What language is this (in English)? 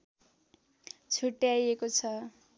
Nepali